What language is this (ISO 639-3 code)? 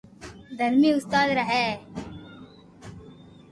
lrk